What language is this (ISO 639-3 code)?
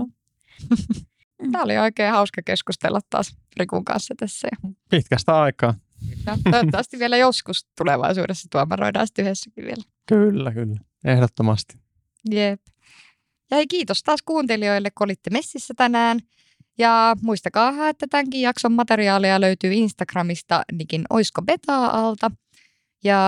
fin